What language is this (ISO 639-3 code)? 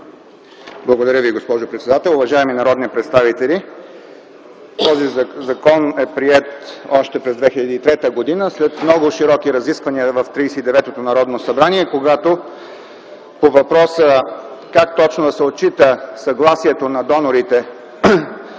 bul